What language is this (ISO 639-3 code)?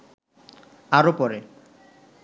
ben